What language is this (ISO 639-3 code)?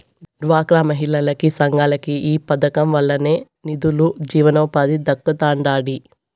tel